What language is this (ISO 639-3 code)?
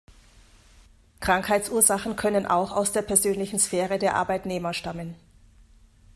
deu